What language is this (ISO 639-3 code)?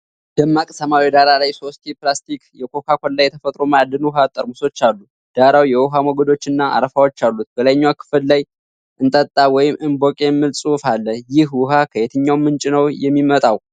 amh